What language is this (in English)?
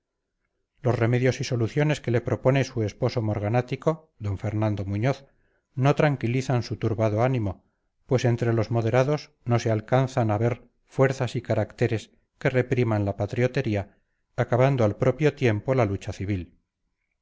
Spanish